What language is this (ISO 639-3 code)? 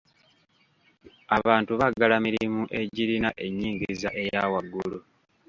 lug